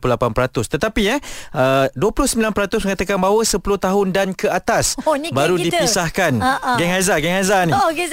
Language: Malay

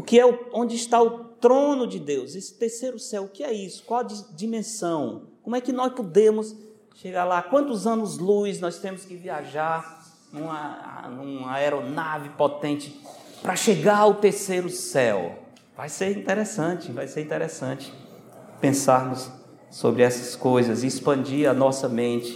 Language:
Portuguese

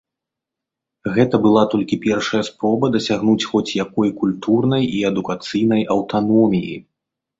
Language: Belarusian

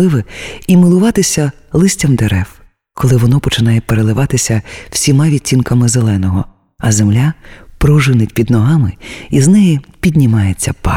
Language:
Ukrainian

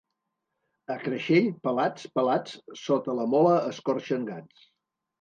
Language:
Catalan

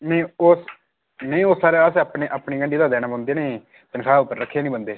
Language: Dogri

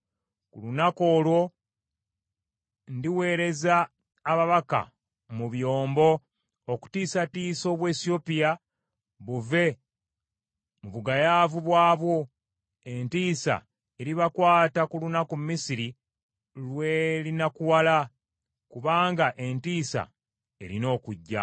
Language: Ganda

